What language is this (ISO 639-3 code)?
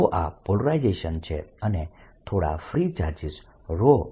guj